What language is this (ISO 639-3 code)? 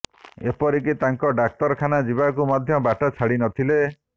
ori